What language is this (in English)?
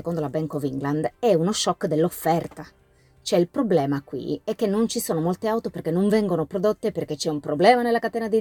Italian